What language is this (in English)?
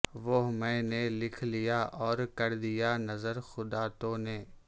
Urdu